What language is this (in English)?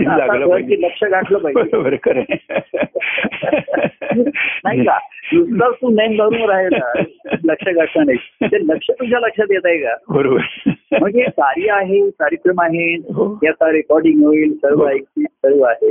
Marathi